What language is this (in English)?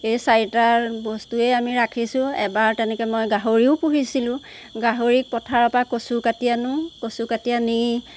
Assamese